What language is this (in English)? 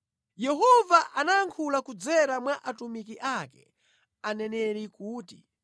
Nyanja